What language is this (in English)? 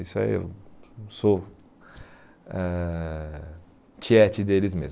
Portuguese